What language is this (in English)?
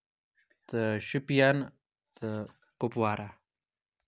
Kashmiri